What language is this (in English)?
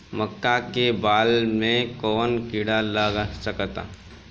Bhojpuri